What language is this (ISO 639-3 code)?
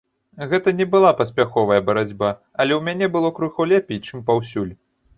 bel